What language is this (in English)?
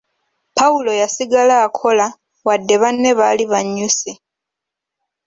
Ganda